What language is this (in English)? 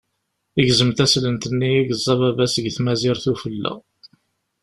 Kabyle